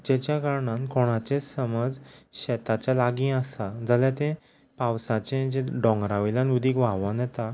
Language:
Konkani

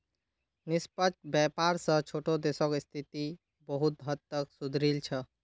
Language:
Magahi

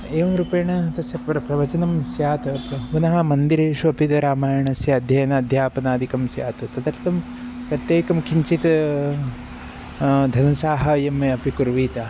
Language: Sanskrit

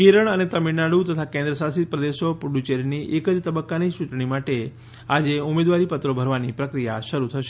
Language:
Gujarati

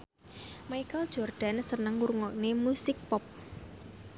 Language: Javanese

